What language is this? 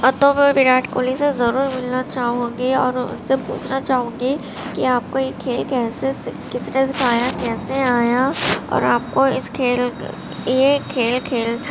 Urdu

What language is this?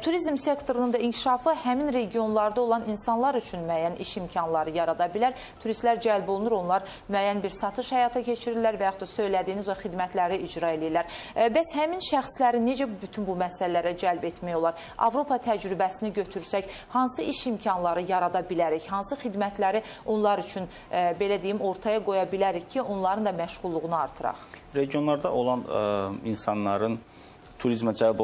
Turkish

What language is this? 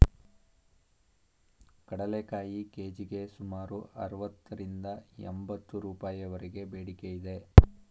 Kannada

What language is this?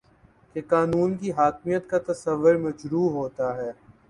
Urdu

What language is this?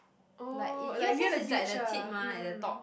English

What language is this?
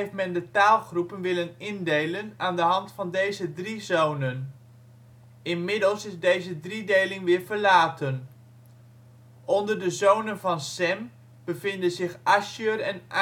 Dutch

